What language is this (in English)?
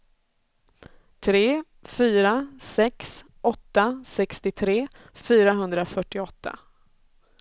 Swedish